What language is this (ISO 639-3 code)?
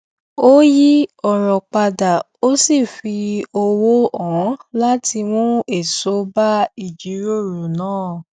yor